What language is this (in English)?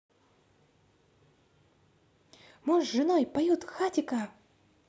Russian